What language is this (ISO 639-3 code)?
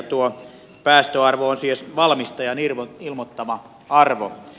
fin